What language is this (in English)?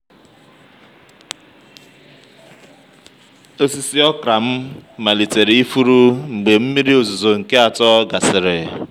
Igbo